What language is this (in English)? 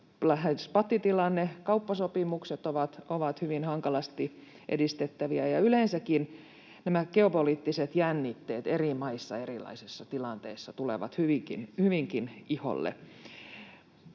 Finnish